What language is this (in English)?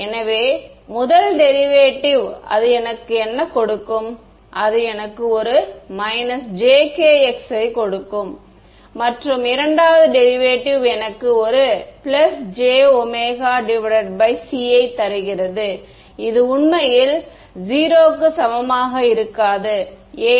Tamil